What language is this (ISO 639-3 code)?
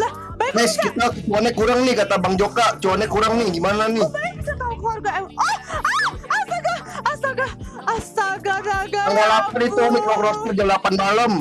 ind